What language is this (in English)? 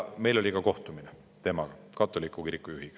Estonian